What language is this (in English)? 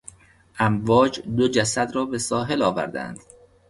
Persian